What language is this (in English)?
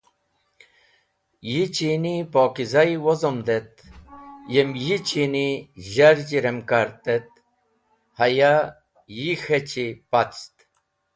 Wakhi